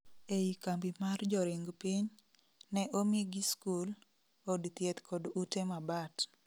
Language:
Luo (Kenya and Tanzania)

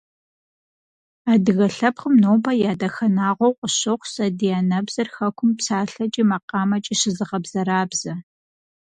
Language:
Kabardian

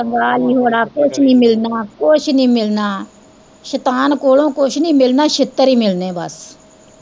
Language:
Punjabi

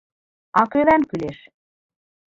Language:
Mari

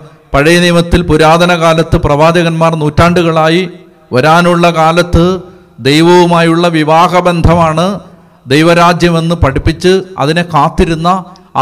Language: Malayalam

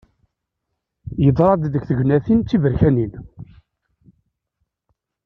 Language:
Kabyle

